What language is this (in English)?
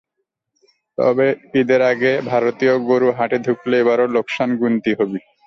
Bangla